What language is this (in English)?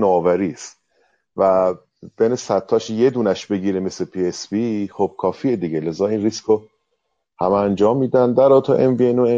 Persian